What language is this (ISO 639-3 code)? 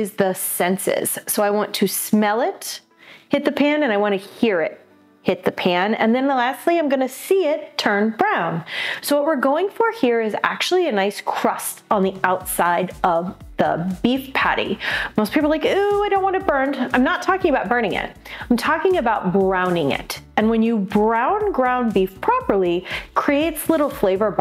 eng